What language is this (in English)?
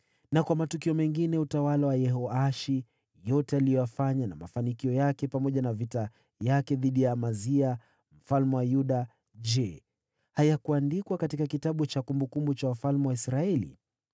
Swahili